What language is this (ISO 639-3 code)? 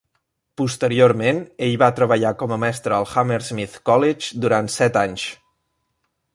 cat